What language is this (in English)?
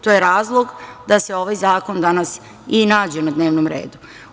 Serbian